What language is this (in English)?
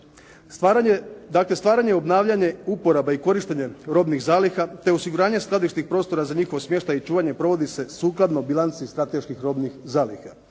Croatian